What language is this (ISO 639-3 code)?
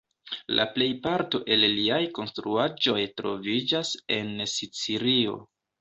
epo